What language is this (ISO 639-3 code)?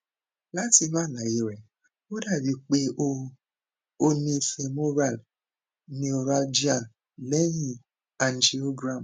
yor